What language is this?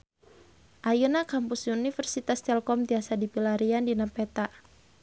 Sundanese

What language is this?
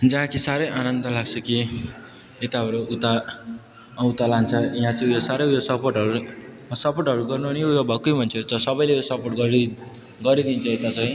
Nepali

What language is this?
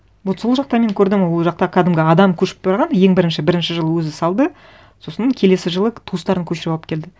Kazakh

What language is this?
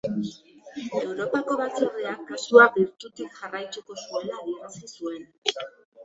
Basque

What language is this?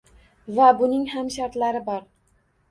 Uzbek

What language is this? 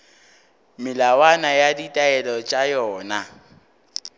Northern Sotho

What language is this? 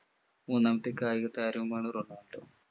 Malayalam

